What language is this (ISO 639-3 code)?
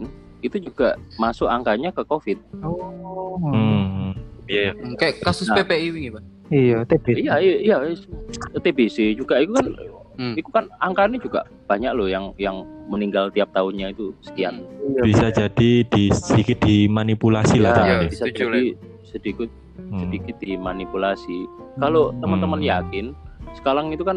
ind